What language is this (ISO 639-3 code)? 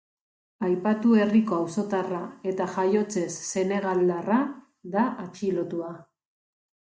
eus